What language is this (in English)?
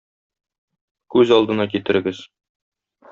Tatar